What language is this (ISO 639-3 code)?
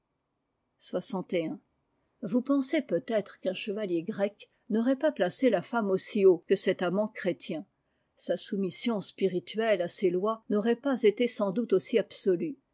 fra